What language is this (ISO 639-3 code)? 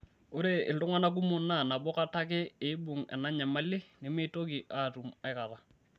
mas